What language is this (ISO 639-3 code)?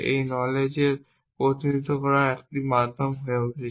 ben